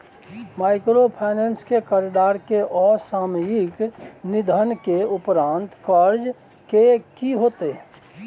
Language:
Maithili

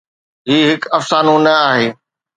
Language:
Sindhi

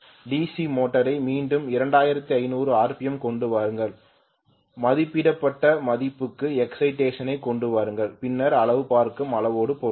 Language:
Tamil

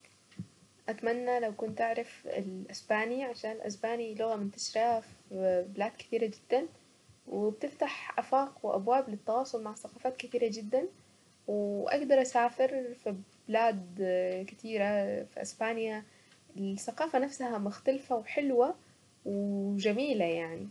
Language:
Saidi Arabic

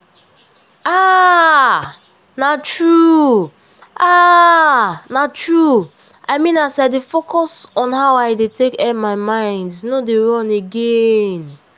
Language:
Nigerian Pidgin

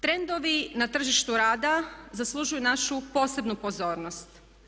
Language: Croatian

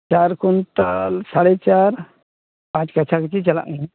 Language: Santali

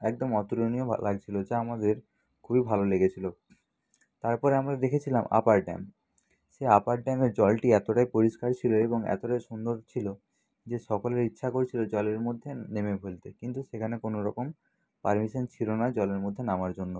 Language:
Bangla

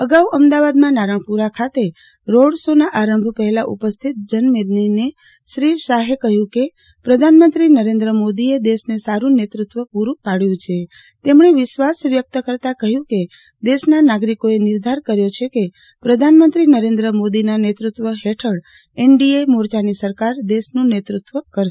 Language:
Gujarati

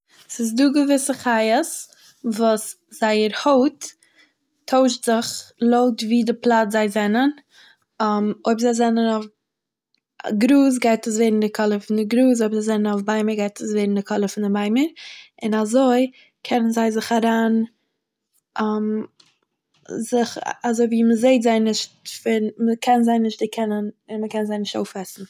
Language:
Yiddish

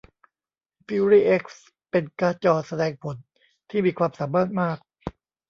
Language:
Thai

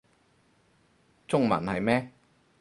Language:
Cantonese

